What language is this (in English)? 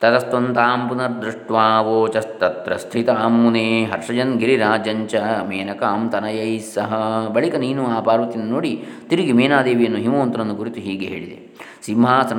Kannada